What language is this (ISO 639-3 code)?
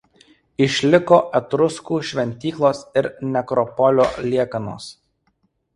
lit